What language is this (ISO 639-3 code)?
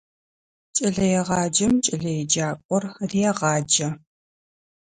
ady